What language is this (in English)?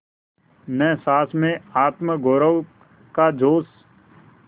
Hindi